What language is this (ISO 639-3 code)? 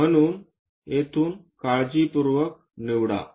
mar